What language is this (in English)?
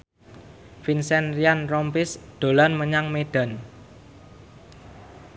Javanese